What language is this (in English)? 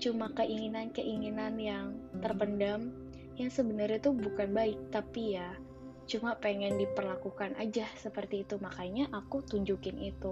Indonesian